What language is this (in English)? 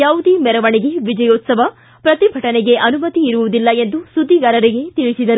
Kannada